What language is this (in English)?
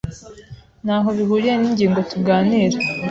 Kinyarwanda